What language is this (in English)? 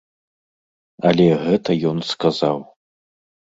Belarusian